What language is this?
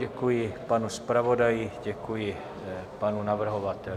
Czech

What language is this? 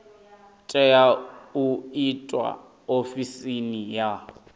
Venda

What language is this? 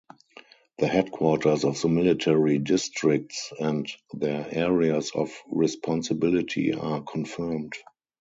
English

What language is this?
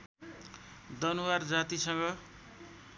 Nepali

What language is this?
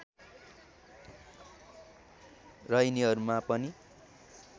Nepali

